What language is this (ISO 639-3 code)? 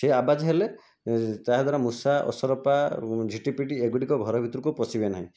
ori